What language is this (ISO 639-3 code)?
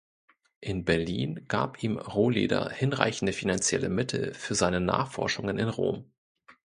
deu